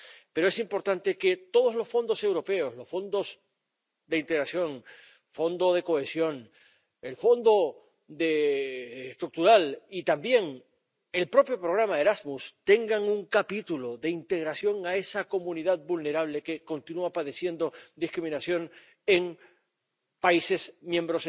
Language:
Spanish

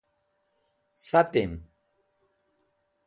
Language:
Wakhi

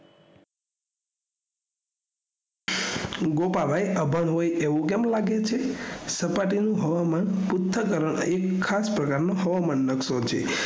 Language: Gujarati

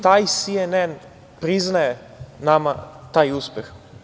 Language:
Serbian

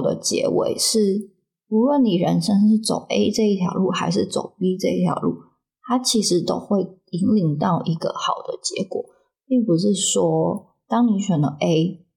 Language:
Chinese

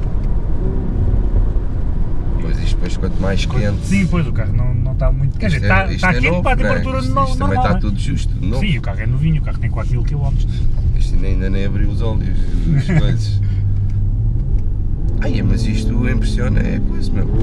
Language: Portuguese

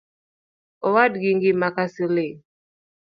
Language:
Luo (Kenya and Tanzania)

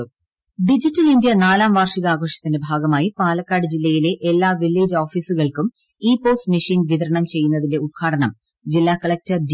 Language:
Malayalam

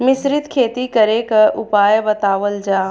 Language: Bhojpuri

